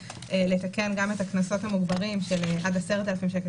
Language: Hebrew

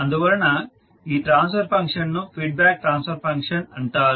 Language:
Telugu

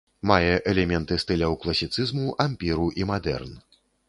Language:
Belarusian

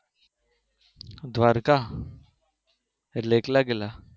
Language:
Gujarati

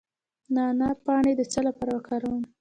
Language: Pashto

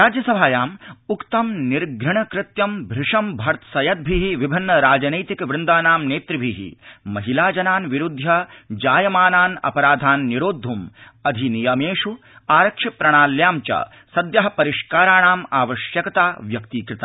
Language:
Sanskrit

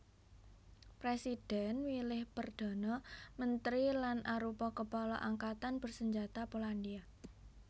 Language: Javanese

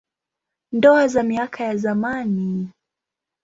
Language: Swahili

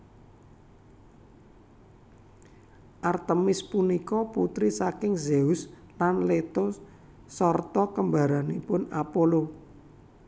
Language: Javanese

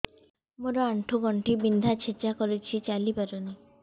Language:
Odia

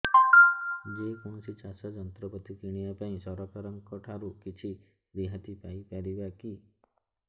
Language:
Odia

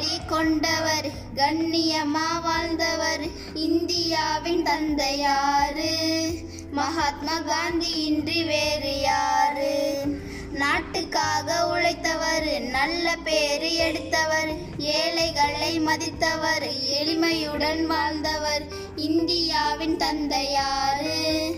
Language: Tamil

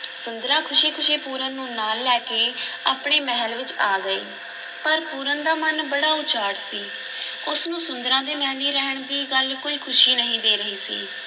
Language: Punjabi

